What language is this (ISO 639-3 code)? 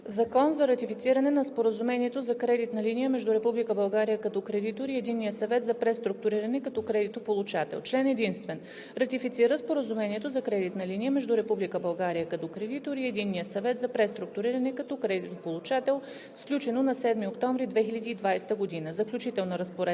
bul